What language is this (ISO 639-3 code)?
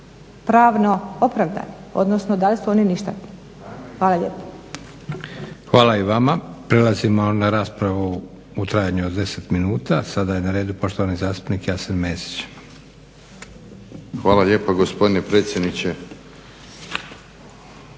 hrv